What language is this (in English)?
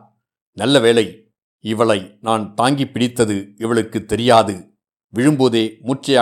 Tamil